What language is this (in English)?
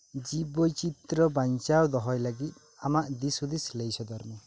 Santali